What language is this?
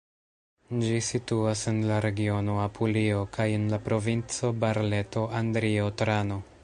Esperanto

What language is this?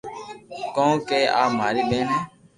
Loarki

